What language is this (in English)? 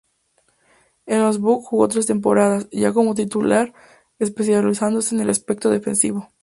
Spanish